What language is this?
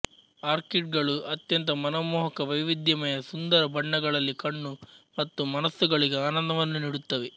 Kannada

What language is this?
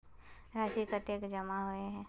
Magahi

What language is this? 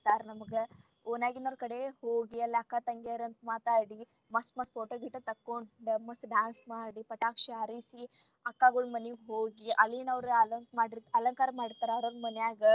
Kannada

